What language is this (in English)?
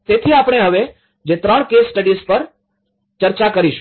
Gujarati